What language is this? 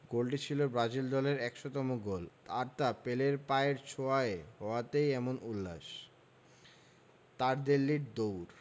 Bangla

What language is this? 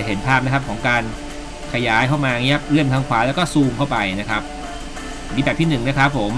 Thai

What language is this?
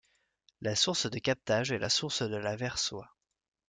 French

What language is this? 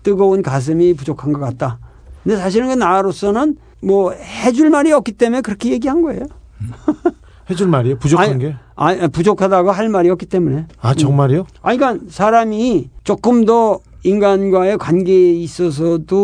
Korean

